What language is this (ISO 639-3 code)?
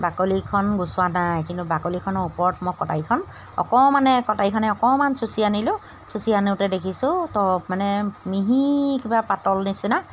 asm